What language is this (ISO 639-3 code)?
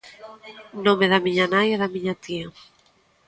glg